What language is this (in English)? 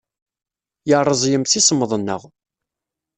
Kabyle